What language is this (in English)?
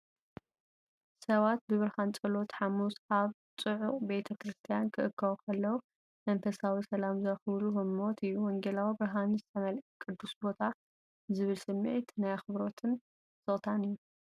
Tigrinya